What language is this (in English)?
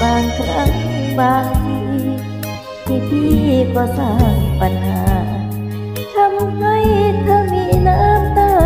Thai